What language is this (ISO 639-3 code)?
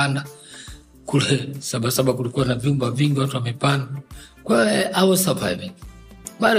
swa